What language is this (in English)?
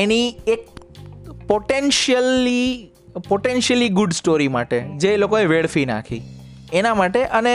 Gujarati